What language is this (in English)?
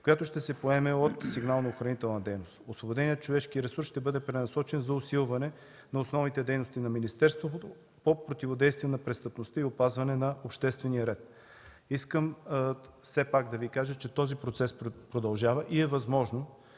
Bulgarian